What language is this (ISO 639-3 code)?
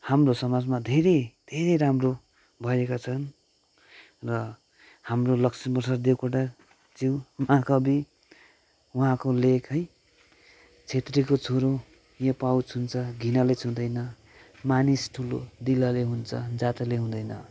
nep